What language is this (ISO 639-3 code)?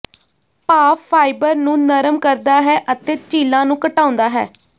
pan